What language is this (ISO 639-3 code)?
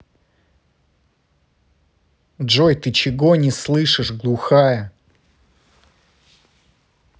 rus